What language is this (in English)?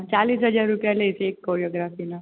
Gujarati